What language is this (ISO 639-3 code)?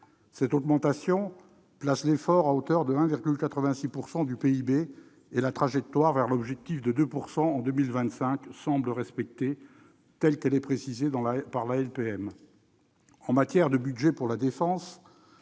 fra